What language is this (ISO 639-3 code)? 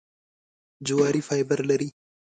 pus